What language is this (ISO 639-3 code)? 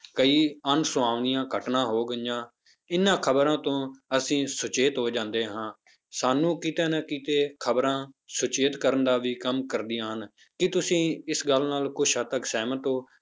pan